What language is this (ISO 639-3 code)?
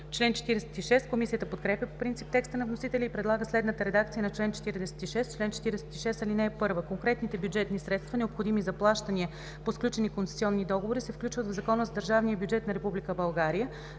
bul